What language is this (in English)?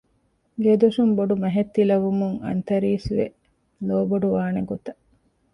Divehi